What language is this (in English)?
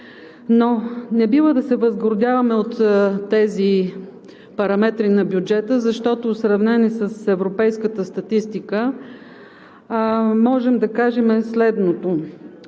Bulgarian